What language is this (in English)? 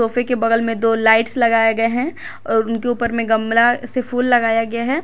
Hindi